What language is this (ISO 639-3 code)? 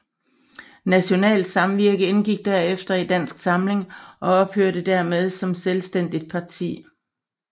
dan